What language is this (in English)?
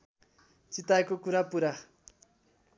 Nepali